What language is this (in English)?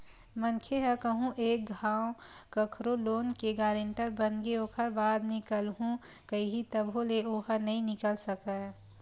Chhattisgarhi